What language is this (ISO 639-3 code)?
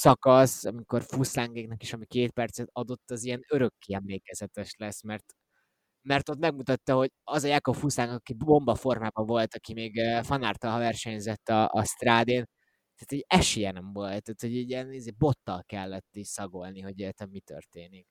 hun